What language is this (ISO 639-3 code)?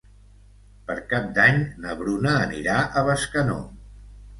cat